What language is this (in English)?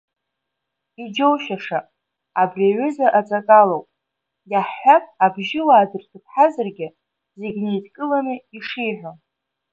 Abkhazian